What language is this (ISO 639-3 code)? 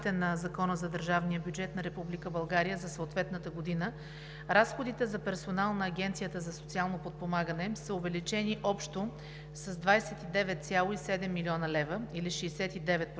bul